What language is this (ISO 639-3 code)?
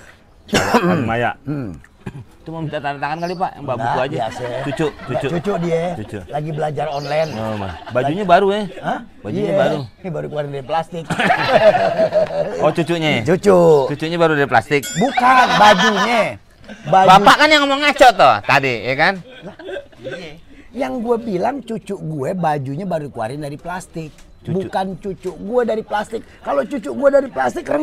ind